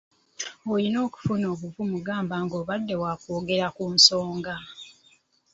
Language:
Ganda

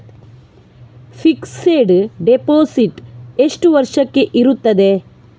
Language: Kannada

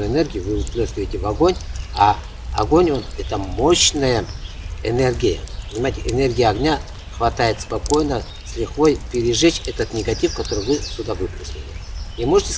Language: Russian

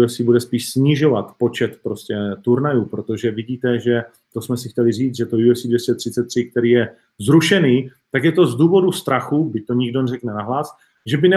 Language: Czech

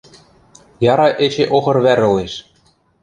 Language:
Western Mari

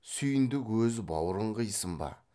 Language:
Kazakh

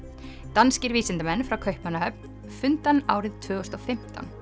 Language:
Icelandic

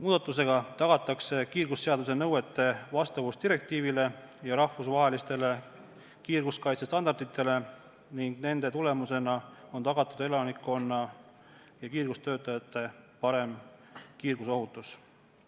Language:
Estonian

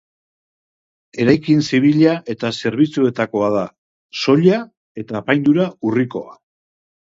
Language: Basque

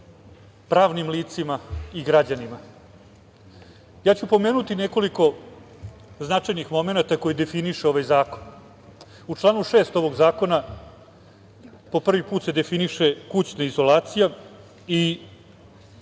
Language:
Serbian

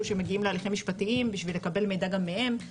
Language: Hebrew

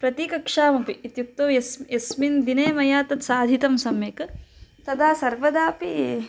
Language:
Sanskrit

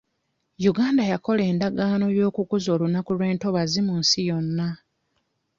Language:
Ganda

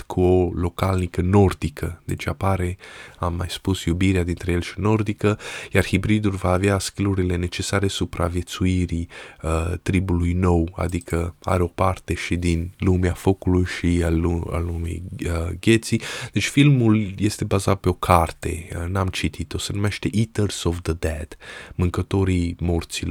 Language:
Romanian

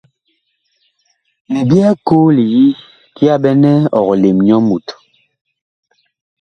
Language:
Bakoko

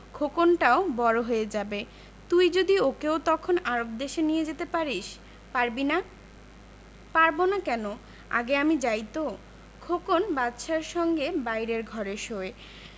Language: Bangla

